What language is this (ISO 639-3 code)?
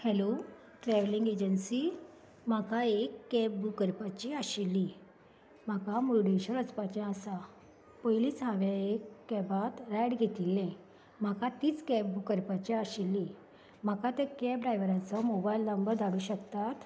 kok